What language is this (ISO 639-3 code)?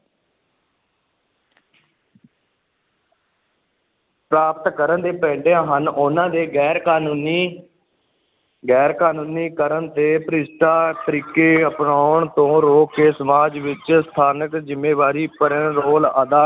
pan